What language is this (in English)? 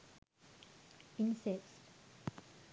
Sinhala